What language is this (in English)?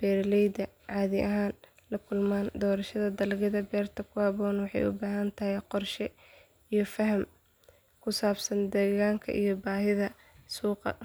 Somali